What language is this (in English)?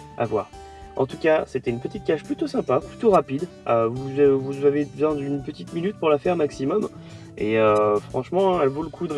French